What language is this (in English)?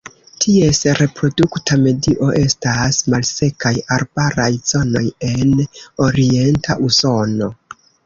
Esperanto